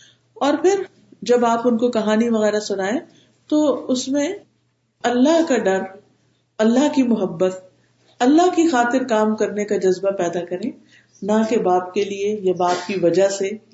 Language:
Urdu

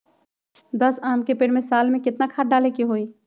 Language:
Magahi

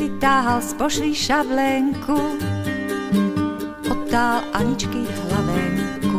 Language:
Slovak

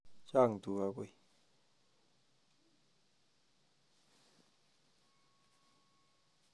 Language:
Kalenjin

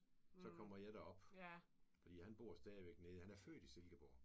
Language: Danish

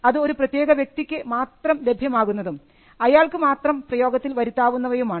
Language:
Malayalam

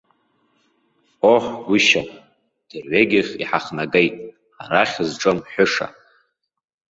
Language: Abkhazian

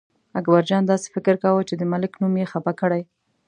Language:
Pashto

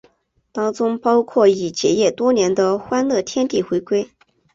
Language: Chinese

